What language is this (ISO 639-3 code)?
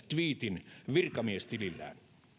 fin